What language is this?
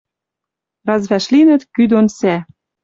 Western Mari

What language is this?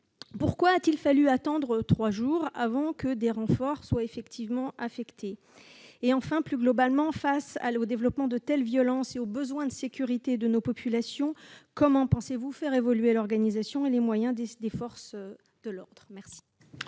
French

